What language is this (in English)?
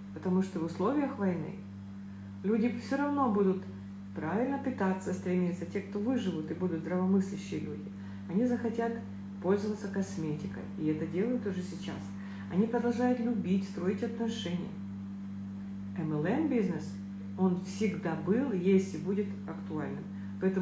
Russian